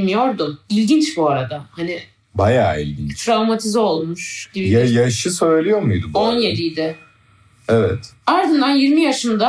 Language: Turkish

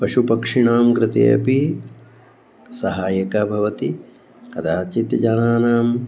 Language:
Sanskrit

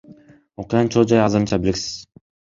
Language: Kyrgyz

